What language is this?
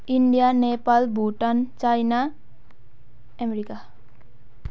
Nepali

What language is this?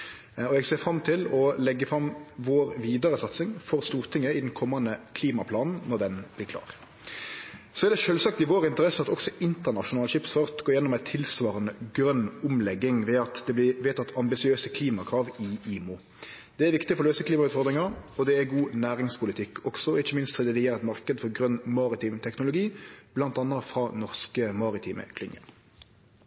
Norwegian Nynorsk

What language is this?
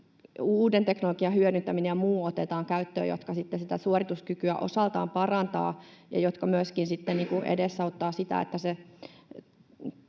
Finnish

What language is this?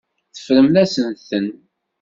Kabyle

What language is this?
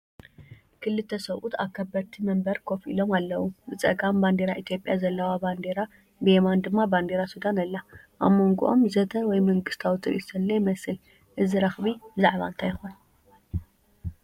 Tigrinya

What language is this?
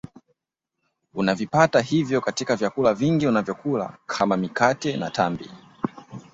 Swahili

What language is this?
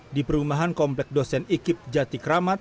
Indonesian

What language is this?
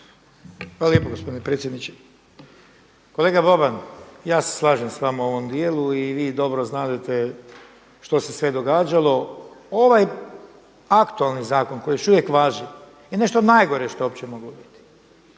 Croatian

